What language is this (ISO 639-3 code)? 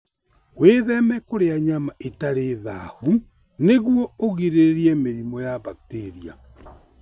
kik